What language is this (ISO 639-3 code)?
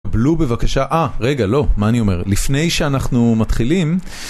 heb